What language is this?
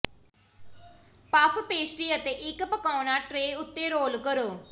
Punjabi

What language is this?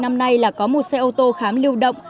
Vietnamese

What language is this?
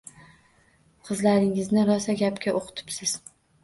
Uzbek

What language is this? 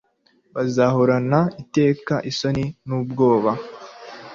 Kinyarwanda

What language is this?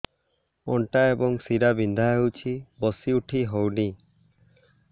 Odia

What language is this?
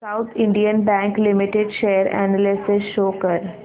Marathi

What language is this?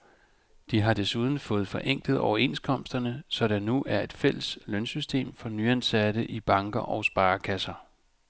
Danish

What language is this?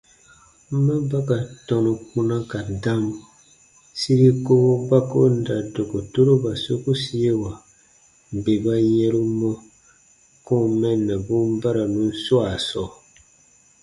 Baatonum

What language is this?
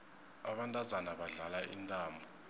South Ndebele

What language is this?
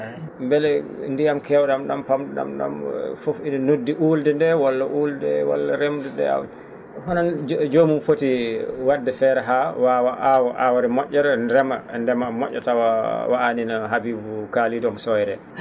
Fula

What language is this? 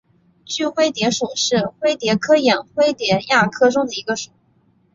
Chinese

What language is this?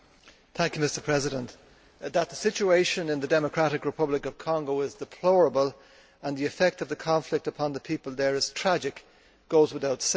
English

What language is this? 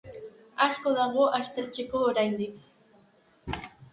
Basque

